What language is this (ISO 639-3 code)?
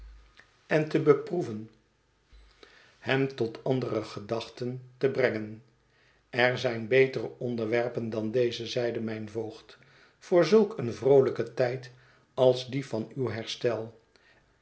nld